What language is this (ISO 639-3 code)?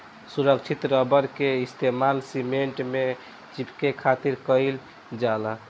bho